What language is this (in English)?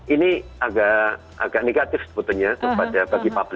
Indonesian